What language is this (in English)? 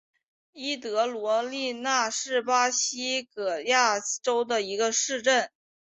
Chinese